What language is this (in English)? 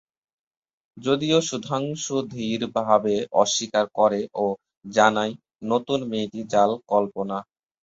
Bangla